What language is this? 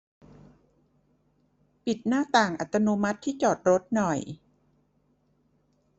Thai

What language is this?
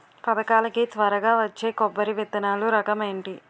Telugu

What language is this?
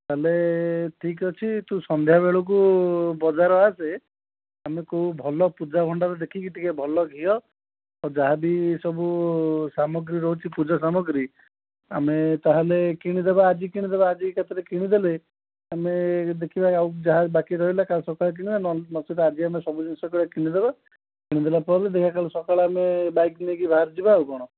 Odia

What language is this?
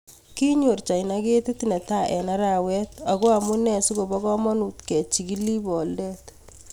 Kalenjin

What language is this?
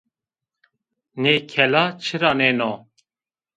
Zaza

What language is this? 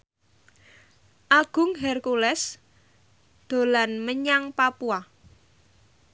Javanese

